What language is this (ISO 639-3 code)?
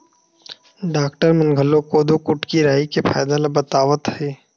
hne